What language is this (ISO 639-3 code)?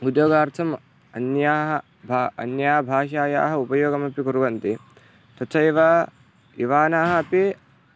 san